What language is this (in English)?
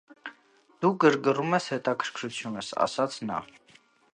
Armenian